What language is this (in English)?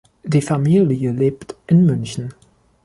German